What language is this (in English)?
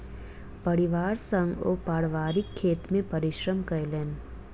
Maithili